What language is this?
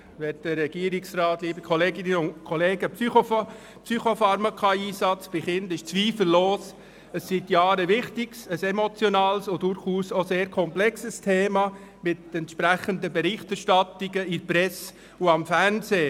Swiss German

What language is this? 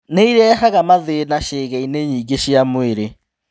Kikuyu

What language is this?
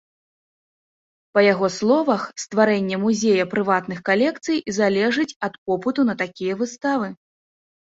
Belarusian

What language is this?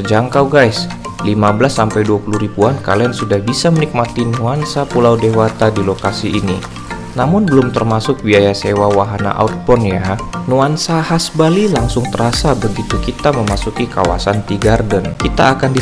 Indonesian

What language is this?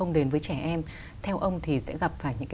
Vietnamese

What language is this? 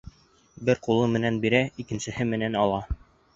Bashkir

